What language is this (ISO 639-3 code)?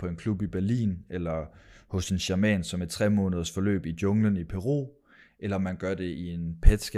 dan